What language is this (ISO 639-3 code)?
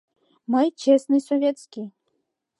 chm